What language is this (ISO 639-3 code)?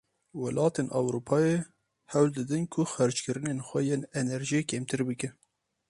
kur